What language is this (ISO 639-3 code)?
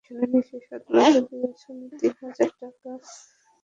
ben